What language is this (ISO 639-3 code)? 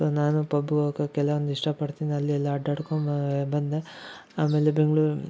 kan